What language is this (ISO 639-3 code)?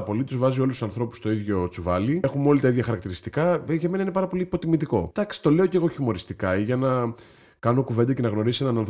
ell